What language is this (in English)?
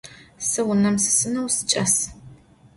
Adyghe